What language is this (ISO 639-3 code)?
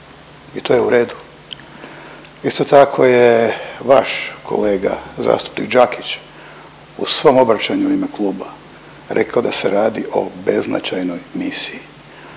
hrv